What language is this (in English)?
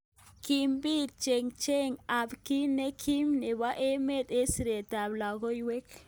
Kalenjin